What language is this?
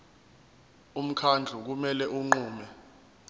Zulu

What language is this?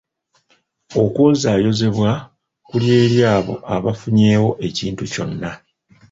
Ganda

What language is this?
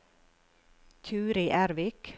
Norwegian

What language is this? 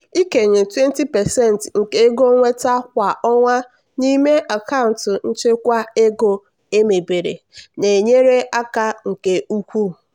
Igbo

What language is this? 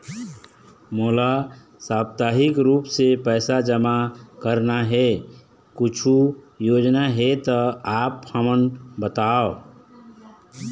Chhattisgarhi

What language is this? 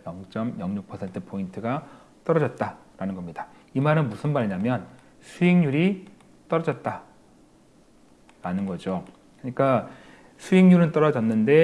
Korean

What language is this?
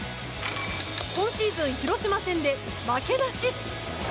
Japanese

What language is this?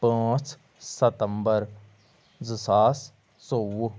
Kashmiri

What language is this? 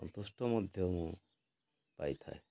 Odia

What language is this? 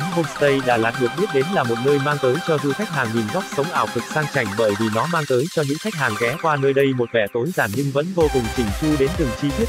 Vietnamese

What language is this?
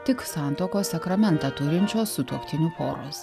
Lithuanian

